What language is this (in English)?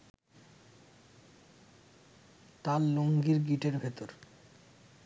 Bangla